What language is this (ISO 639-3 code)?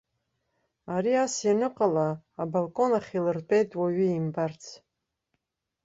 abk